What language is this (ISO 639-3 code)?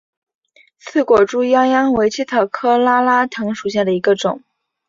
zho